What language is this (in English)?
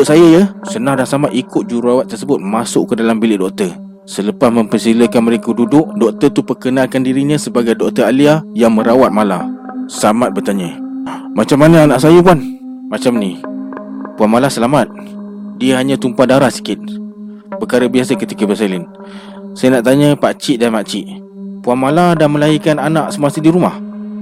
Malay